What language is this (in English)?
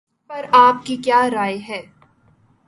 Urdu